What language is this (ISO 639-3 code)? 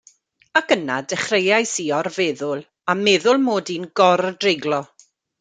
cym